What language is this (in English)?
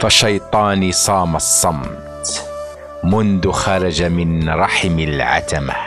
Arabic